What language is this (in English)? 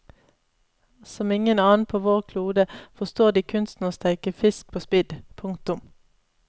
Norwegian